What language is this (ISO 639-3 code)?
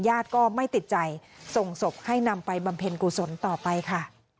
tha